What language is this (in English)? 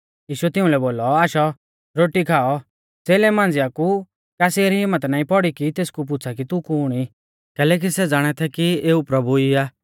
Mahasu Pahari